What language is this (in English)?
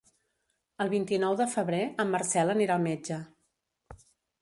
Catalan